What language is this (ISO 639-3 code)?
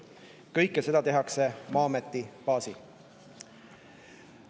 est